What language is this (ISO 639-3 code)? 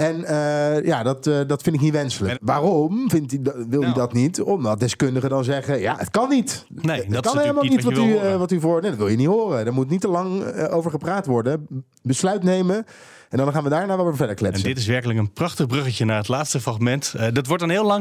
nld